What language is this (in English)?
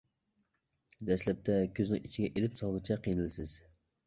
Uyghur